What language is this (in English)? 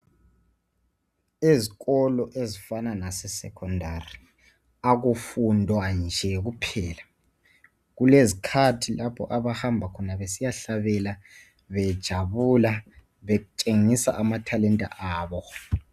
North Ndebele